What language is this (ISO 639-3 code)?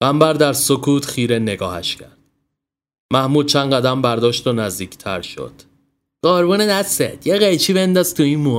fas